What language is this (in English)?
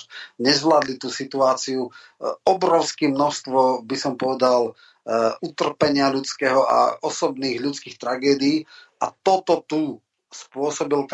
Slovak